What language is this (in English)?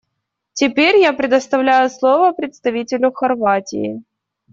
Russian